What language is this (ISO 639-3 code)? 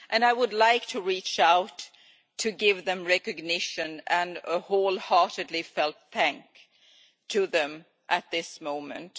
eng